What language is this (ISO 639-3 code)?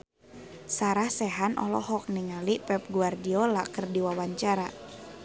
sun